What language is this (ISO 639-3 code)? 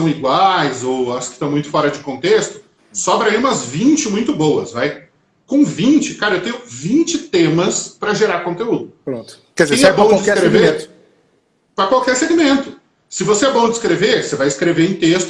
por